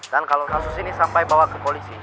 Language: Indonesian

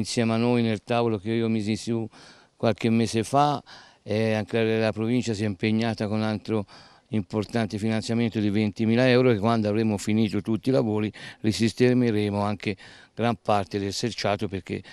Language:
Italian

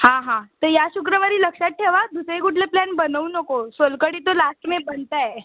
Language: Marathi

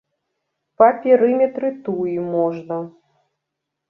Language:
Belarusian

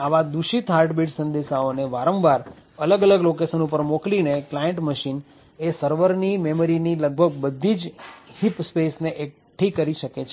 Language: Gujarati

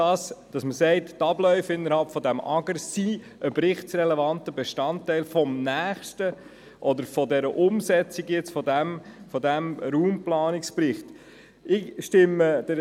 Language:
Swiss German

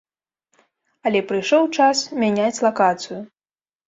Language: Belarusian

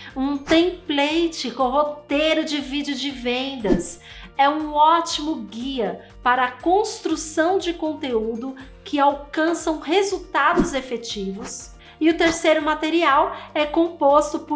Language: Portuguese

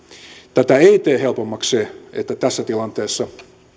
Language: Finnish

